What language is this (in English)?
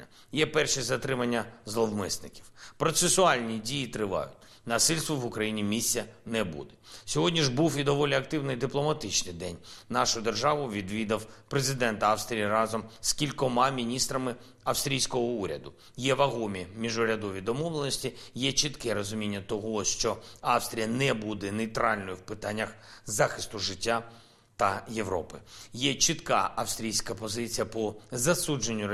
Ukrainian